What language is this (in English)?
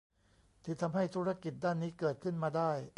Thai